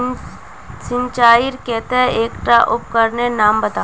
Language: Magahi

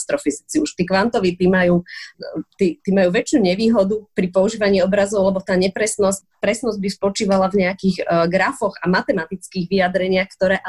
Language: Slovak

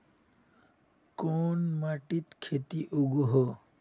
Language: Magahi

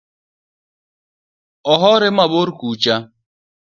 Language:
Luo (Kenya and Tanzania)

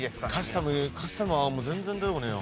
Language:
Japanese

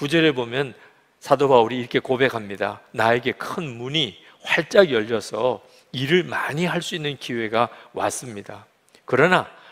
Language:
Korean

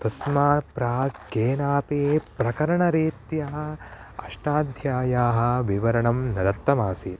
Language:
Sanskrit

